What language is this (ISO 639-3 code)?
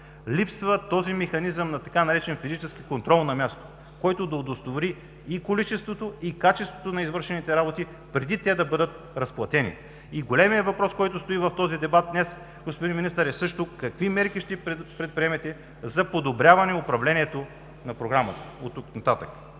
bul